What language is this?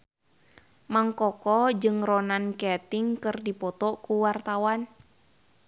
Sundanese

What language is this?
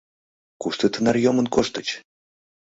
Mari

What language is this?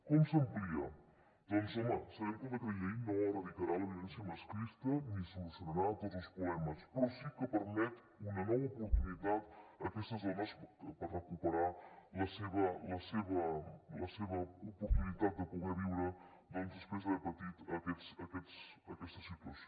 Catalan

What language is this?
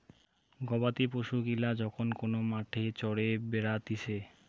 Bangla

